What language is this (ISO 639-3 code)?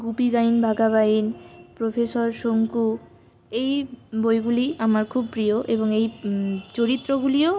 ben